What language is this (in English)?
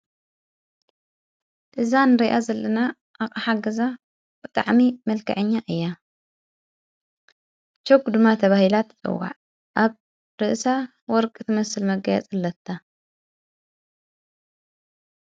Tigrinya